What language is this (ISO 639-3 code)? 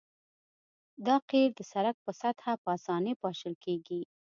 pus